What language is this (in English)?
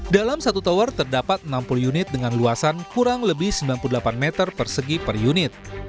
Indonesian